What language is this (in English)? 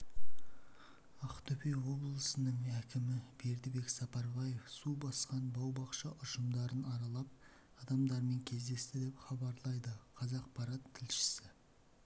Kazakh